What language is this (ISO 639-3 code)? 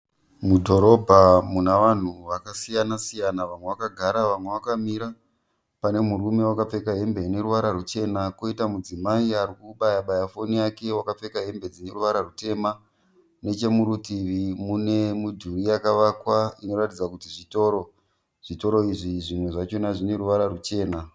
sna